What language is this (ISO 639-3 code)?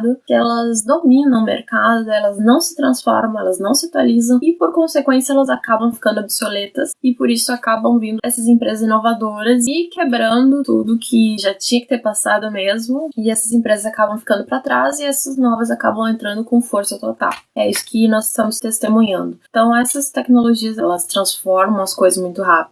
por